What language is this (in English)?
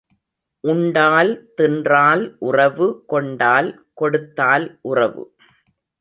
Tamil